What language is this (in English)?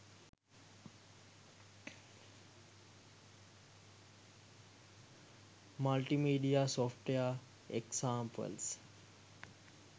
Sinhala